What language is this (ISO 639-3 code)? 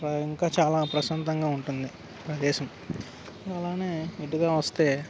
tel